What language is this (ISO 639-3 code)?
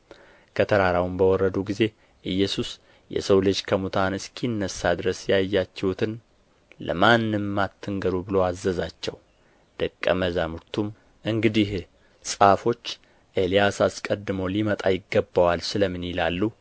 amh